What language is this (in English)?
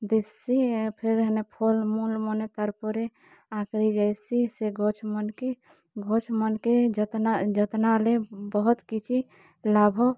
Odia